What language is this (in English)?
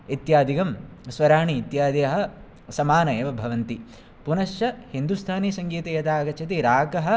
Sanskrit